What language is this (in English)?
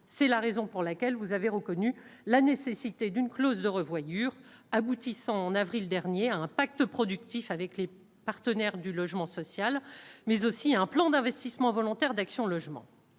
French